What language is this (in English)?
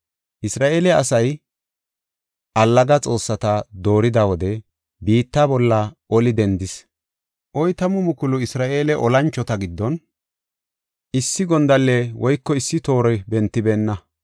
Gofa